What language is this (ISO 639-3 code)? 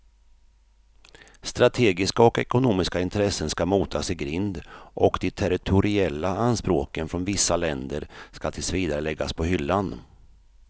swe